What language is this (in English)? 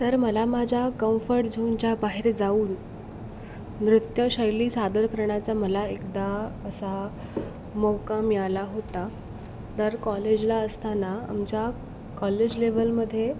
Marathi